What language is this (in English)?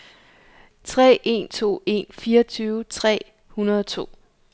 Danish